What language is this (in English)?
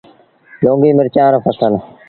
Sindhi Bhil